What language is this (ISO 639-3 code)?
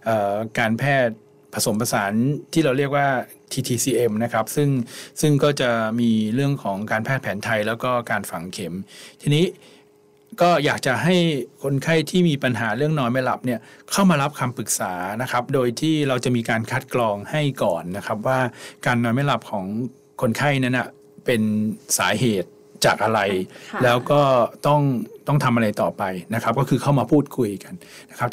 tha